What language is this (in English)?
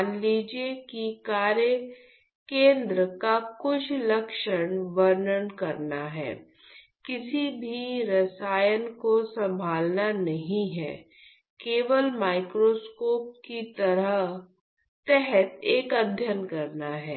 Hindi